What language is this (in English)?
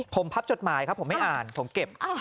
Thai